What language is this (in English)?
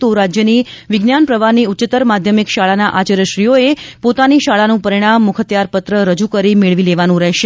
Gujarati